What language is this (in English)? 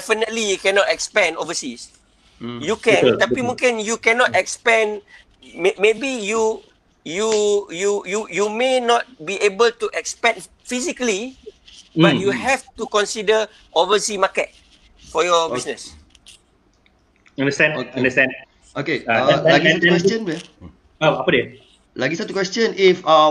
Malay